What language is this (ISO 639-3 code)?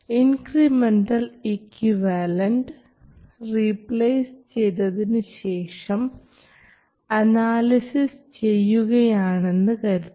mal